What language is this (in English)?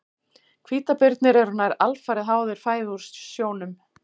Icelandic